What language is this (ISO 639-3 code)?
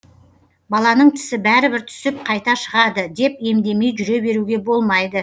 kaz